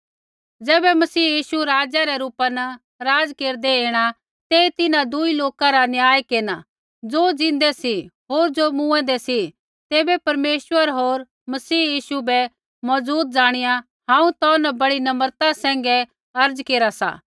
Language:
Kullu Pahari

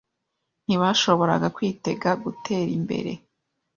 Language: Kinyarwanda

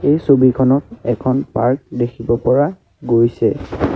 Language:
Assamese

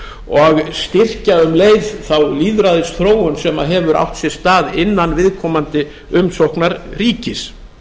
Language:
Icelandic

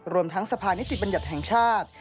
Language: Thai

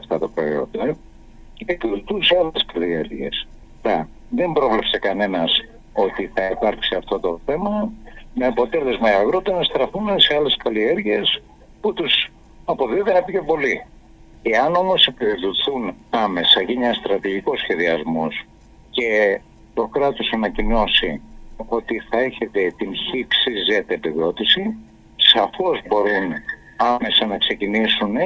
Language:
Greek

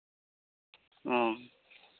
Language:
Santali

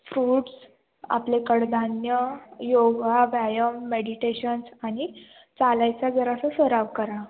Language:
Marathi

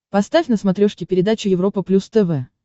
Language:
Russian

